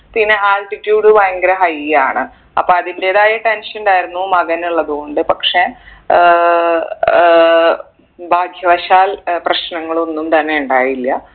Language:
Malayalam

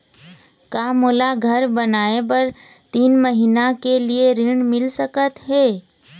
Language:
Chhattisgarhi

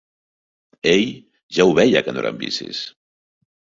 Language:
Catalan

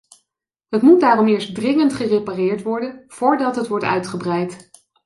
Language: Dutch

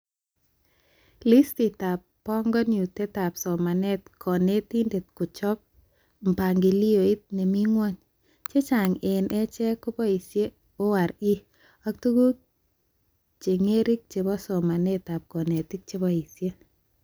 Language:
Kalenjin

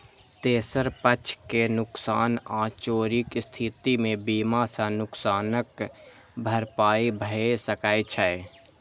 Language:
Maithili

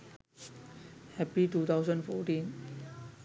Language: Sinhala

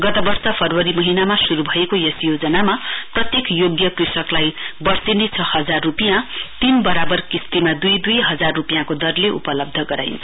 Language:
Nepali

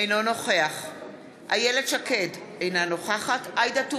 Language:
Hebrew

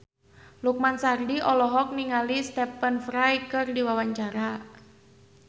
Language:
Sundanese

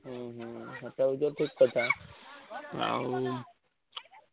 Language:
Odia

